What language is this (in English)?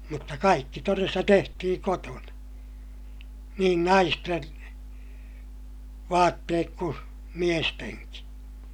Finnish